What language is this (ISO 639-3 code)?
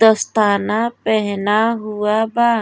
bho